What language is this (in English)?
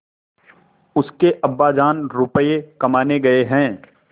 Hindi